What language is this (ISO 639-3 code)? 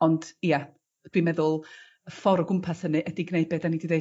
cym